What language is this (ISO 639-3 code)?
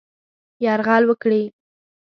pus